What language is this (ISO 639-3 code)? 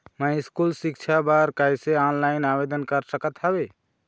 hne